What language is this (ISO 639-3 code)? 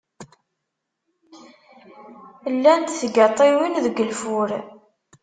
kab